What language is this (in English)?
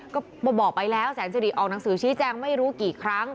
Thai